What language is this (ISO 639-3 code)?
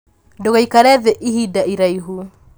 kik